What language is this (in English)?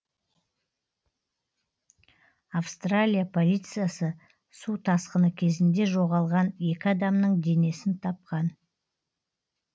Kazakh